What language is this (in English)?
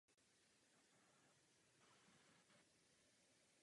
Czech